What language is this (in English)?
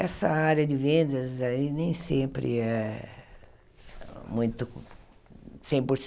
Portuguese